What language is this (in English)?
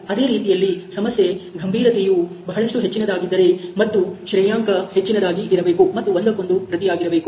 Kannada